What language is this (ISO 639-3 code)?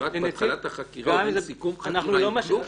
heb